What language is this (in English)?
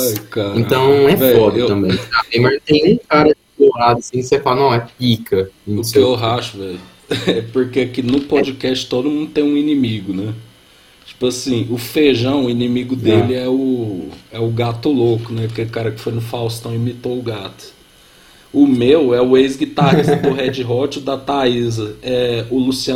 Portuguese